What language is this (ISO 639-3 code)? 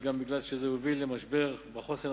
heb